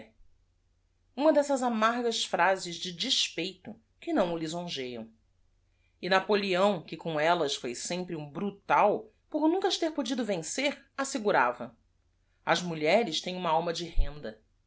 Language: Portuguese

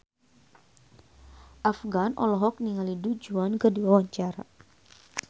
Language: Sundanese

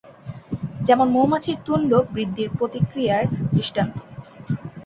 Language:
Bangla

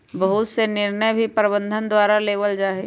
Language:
Magahi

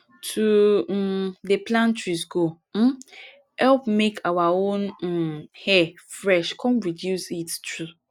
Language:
Nigerian Pidgin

